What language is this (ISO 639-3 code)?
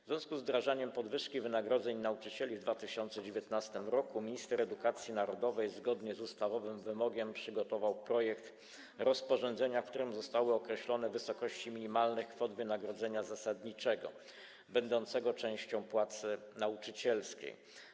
pol